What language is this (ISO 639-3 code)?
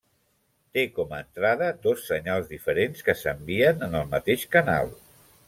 cat